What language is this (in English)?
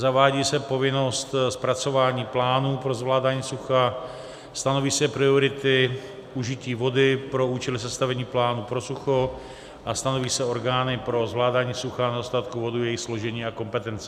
Czech